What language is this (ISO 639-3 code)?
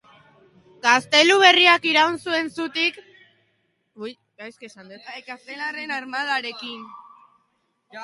eus